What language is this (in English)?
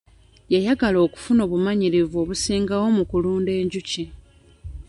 Ganda